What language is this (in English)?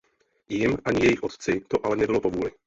Czech